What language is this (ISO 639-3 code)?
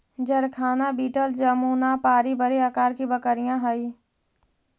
mag